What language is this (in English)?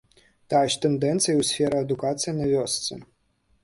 Belarusian